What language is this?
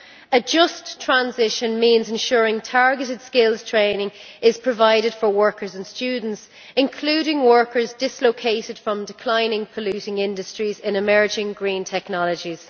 English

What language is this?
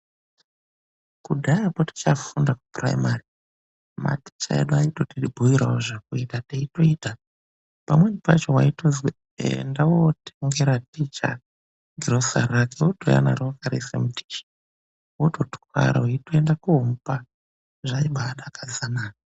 Ndau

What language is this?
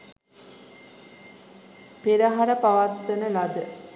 Sinhala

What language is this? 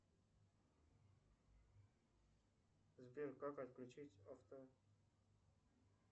Russian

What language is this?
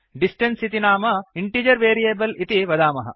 Sanskrit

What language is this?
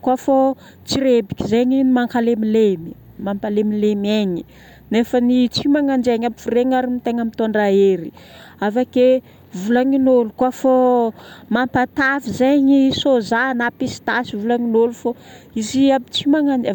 Northern Betsimisaraka Malagasy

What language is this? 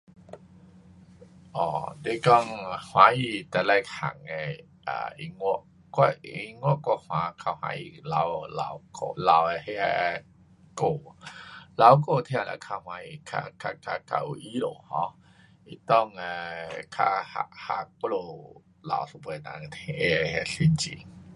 Pu-Xian Chinese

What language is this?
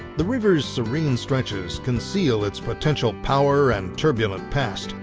English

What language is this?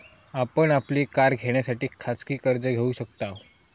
Marathi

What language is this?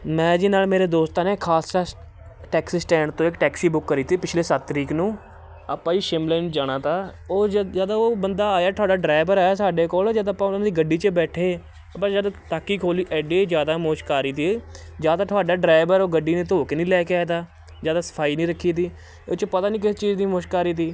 Punjabi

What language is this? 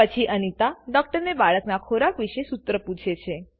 Gujarati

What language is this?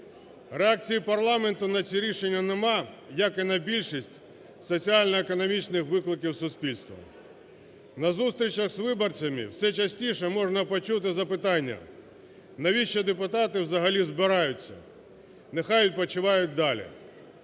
Ukrainian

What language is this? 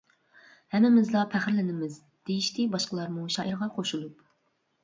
Uyghur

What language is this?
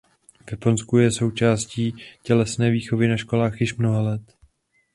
Czech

